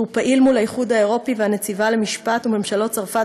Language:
Hebrew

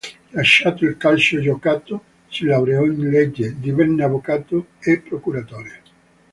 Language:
Italian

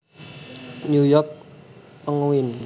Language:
Javanese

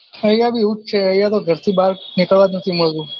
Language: Gujarati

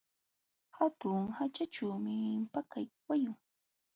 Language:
Jauja Wanca Quechua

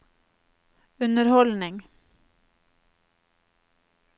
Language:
Norwegian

